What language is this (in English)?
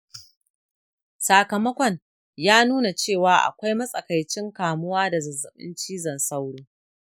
Hausa